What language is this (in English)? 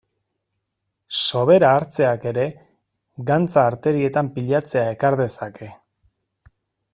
Basque